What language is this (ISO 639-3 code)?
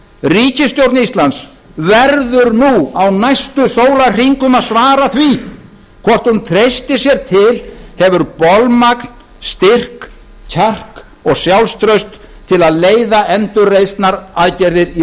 isl